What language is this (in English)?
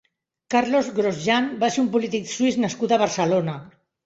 Catalan